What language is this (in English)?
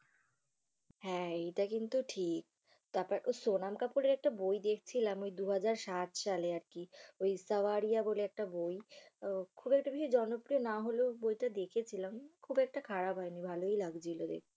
Bangla